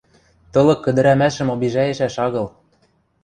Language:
Western Mari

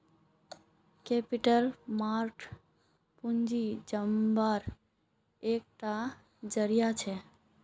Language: Magahi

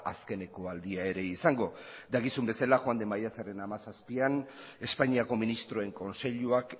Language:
Basque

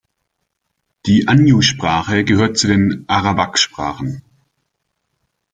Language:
German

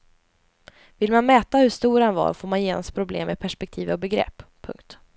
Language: Swedish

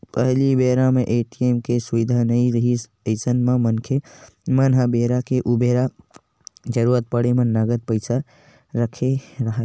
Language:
Chhattisgarhi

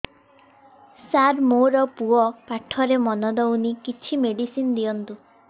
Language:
Odia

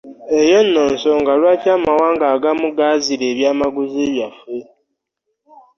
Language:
Ganda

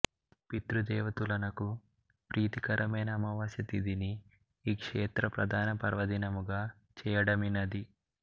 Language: Telugu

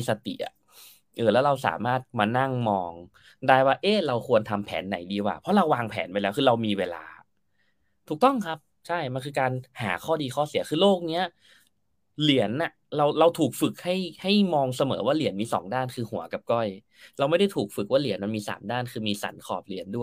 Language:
Thai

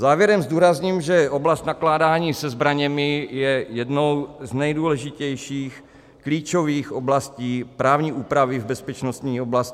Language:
Czech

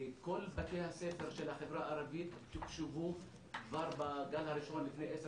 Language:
Hebrew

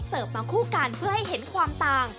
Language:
Thai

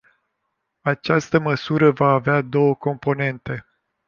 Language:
Romanian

